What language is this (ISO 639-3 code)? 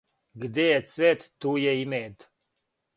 srp